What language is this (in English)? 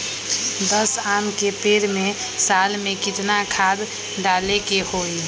Magahi